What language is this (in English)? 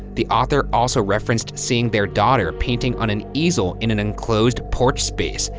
English